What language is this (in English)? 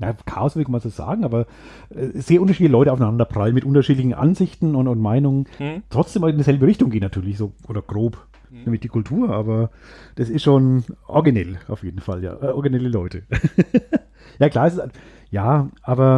German